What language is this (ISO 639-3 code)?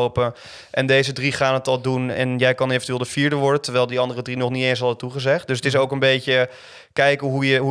nld